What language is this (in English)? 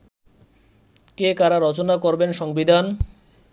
Bangla